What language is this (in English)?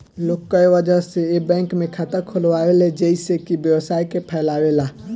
Bhojpuri